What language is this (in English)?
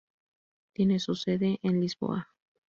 Spanish